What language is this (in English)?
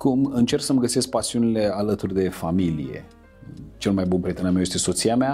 Romanian